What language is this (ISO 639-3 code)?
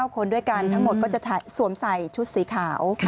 tha